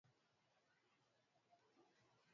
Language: Swahili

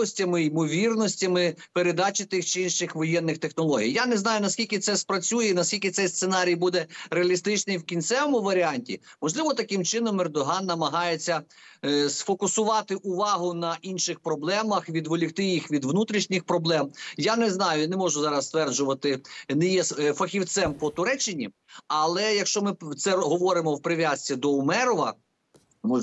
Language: Ukrainian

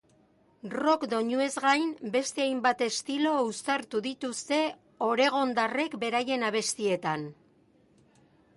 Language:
Basque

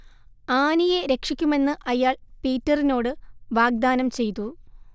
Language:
Malayalam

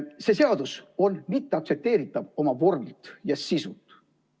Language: Estonian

